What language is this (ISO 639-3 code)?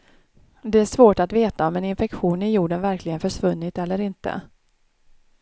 swe